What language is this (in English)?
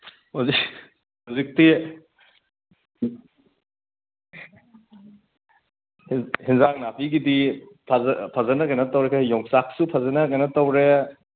Manipuri